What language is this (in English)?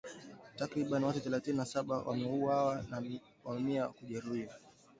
Swahili